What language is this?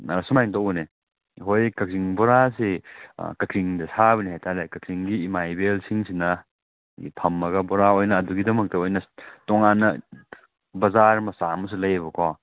Manipuri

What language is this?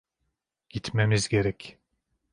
Turkish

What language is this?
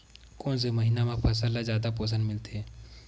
Chhattisgarhi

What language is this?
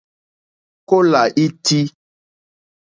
Mokpwe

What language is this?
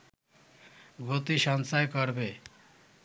Bangla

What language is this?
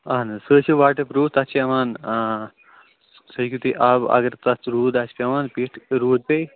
Kashmiri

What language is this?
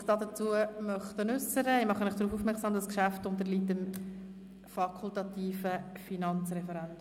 Swiss German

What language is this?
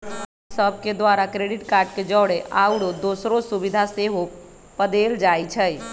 Magahi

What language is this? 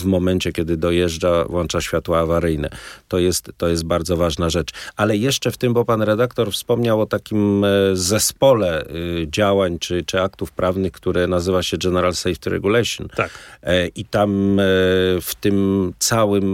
Polish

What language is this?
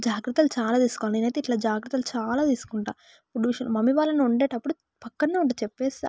Telugu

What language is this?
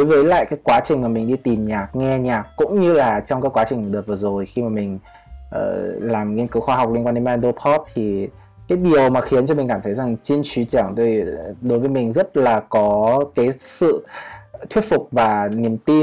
Vietnamese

